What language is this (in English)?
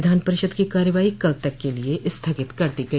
Hindi